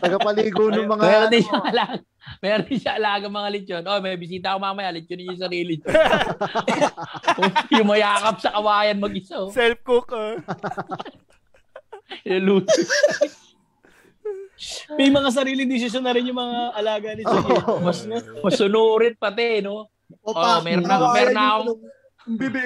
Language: Filipino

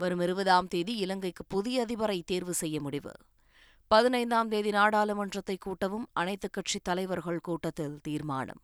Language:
Tamil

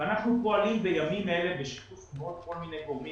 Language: Hebrew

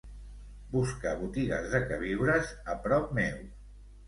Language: Catalan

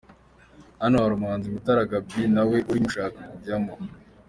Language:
Kinyarwanda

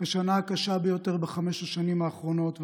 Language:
Hebrew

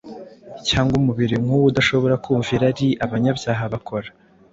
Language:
Kinyarwanda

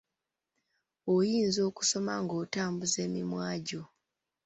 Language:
Ganda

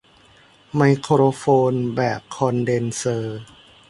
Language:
Thai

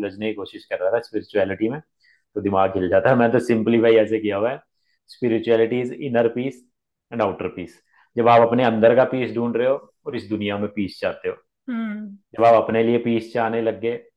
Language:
Hindi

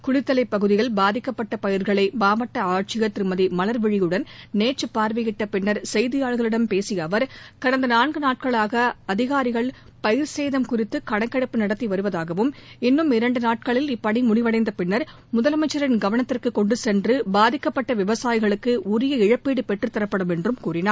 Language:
Tamil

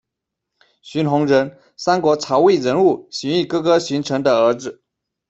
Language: Chinese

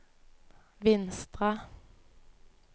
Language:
Norwegian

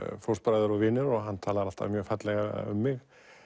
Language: Icelandic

